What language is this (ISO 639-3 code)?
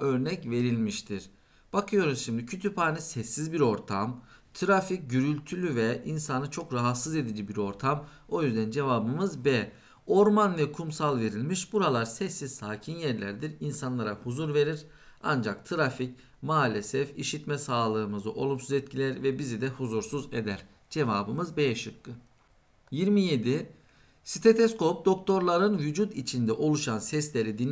tur